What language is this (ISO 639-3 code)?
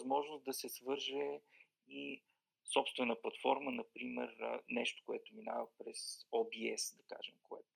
bul